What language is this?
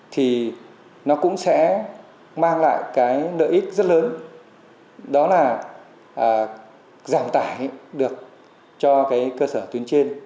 Vietnamese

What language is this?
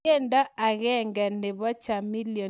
Kalenjin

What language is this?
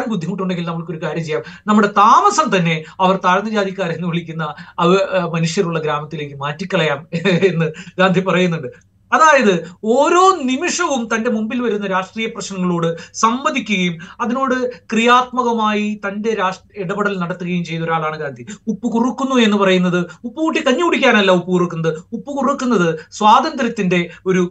Malayalam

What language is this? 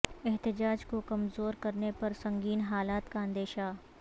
Urdu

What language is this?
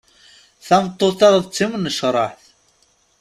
Kabyle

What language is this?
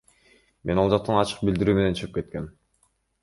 Kyrgyz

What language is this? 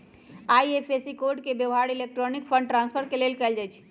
Magahi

